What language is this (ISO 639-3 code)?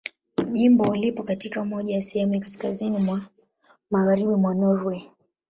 swa